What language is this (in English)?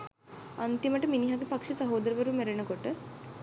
Sinhala